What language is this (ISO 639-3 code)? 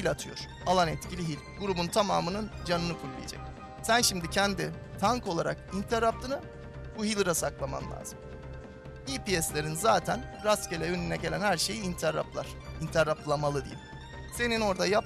tur